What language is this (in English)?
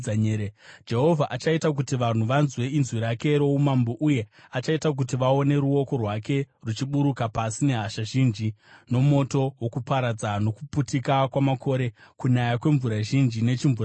Shona